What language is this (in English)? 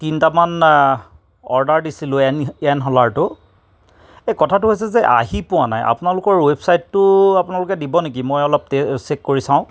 Assamese